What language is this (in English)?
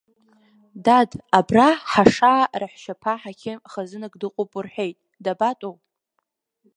Abkhazian